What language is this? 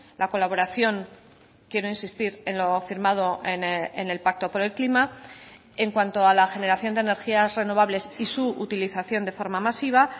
Spanish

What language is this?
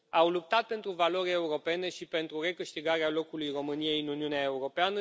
Romanian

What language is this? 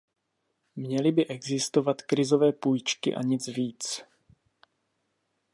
Czech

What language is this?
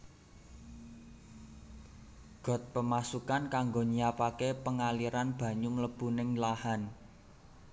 Javanese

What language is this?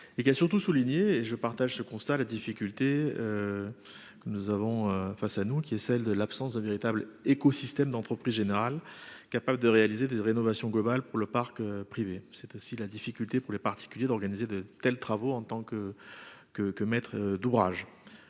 French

